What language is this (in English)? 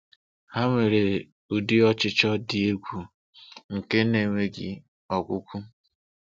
Igbo